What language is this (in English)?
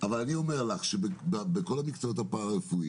Hebrew